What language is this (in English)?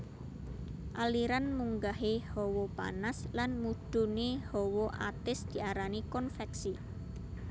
Javanese